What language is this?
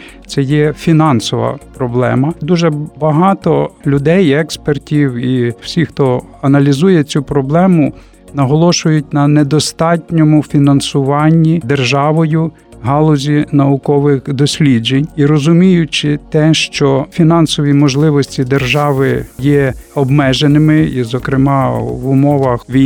Ukrainian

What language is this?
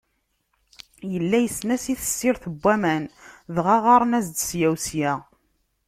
Kabyle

